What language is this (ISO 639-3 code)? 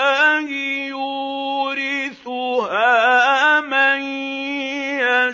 ara